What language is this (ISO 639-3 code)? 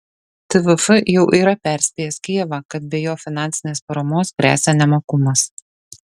lit